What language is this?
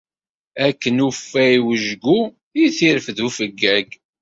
Kabyle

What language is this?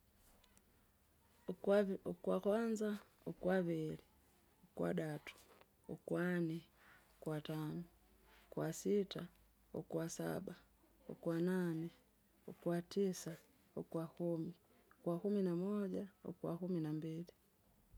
Kinga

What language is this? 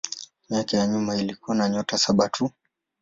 Swahili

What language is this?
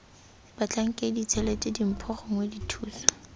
Tswana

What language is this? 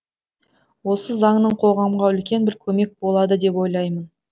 Kazakh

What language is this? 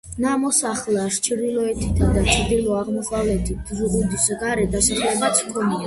Georgian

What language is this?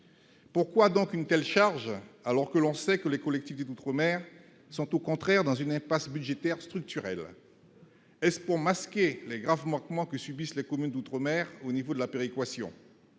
French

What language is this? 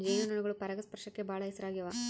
Kannada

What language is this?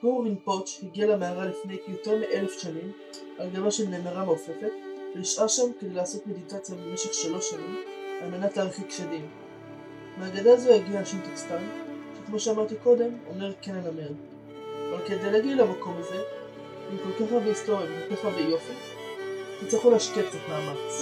Hebrew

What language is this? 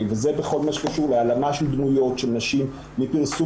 Hebrew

